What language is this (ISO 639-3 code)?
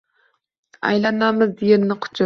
uzb